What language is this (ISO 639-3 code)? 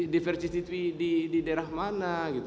ind